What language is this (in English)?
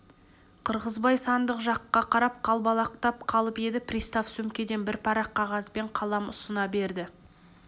Kazakh